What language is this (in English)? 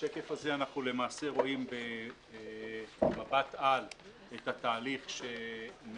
Hebrew